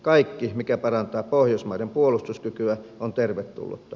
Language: Finnish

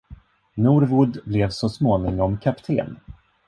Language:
Swedish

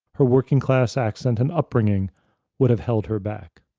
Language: English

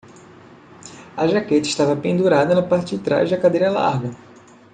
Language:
Portuguese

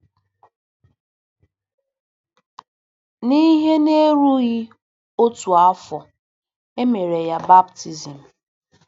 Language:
Igbo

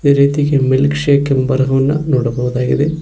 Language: Kannada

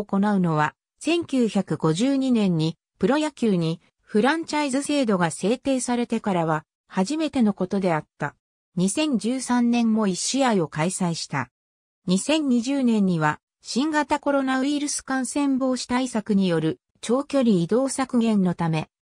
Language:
Japanese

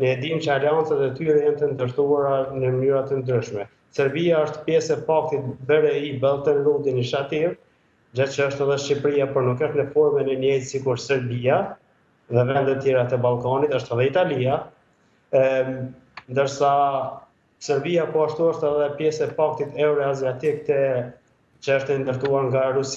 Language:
Romanian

